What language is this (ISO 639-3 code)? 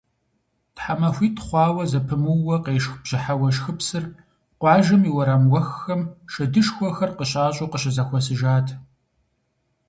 kbd